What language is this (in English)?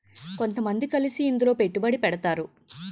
Telugu